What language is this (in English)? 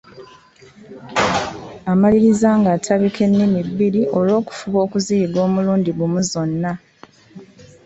Ganda